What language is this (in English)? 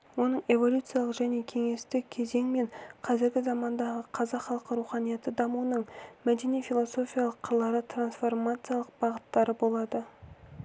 Kazakh